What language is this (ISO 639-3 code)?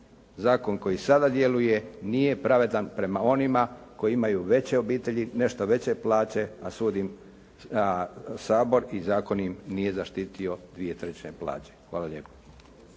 hrv